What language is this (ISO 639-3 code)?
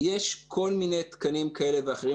heb